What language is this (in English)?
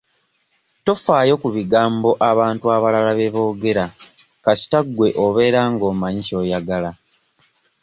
Ganda